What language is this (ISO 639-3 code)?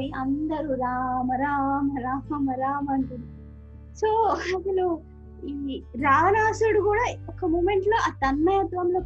tel